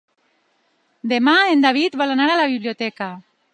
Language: Catalan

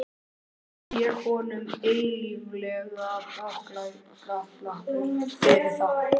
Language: Icelandic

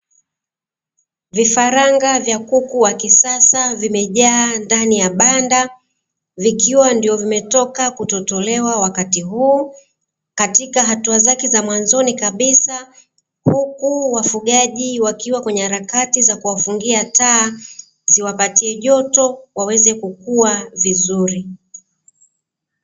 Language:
Swahili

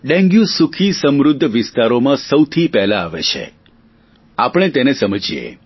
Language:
Gujarati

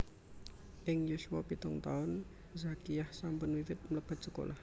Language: Javanese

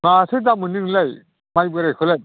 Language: Bodo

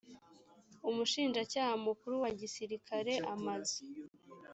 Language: Kinyarwanda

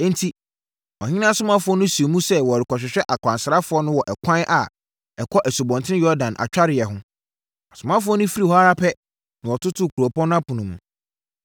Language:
Akan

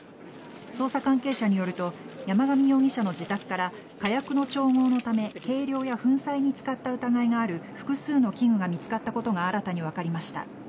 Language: Japanese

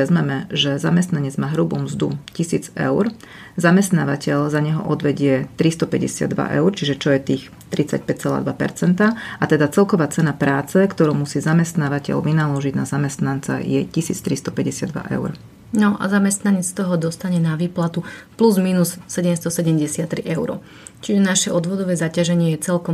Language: Slovak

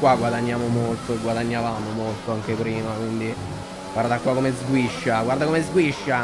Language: Italian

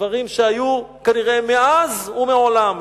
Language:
Hebrew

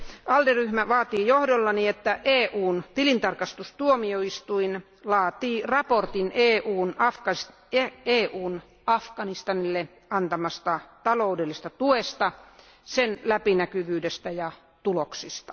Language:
Finnish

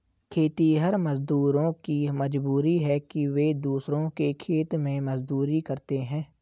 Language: Hindi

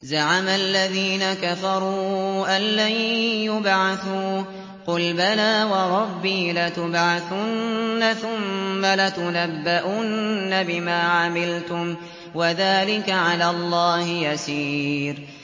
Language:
Arabic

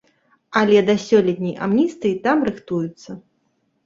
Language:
Belarusian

